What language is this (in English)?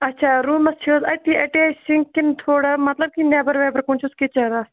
Kashmiri